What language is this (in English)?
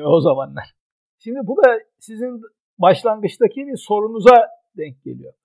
Turkish